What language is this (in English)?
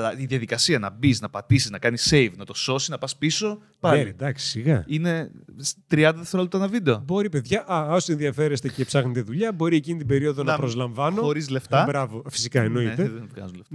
Greek